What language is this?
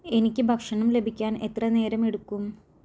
Malayalam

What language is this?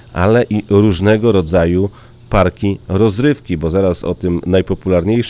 Polish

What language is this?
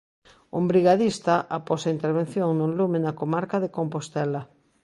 Galician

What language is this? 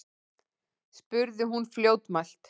Icelandic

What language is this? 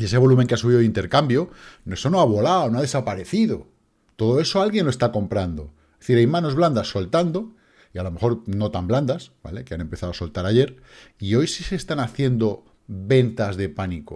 Spanish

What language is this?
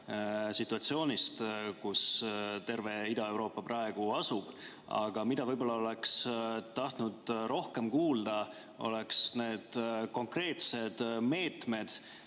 Estonian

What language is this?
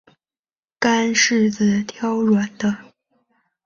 Chinese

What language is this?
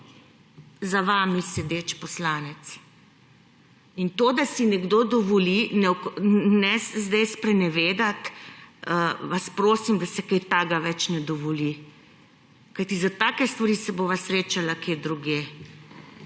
Slovenian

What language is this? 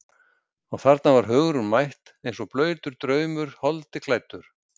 Icelandic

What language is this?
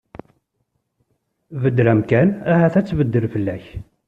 Kabyle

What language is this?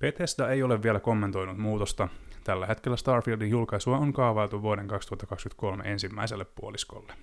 Finnish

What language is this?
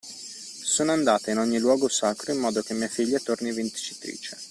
Italian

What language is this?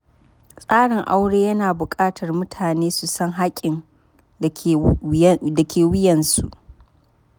Hausa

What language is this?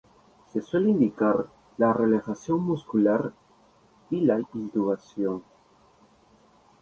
Spanish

